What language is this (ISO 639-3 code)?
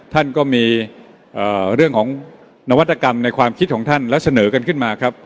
tha